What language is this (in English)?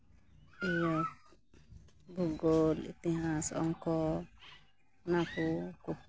Santali